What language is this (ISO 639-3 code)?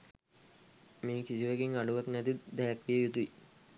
sin